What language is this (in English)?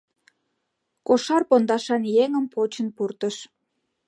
Mari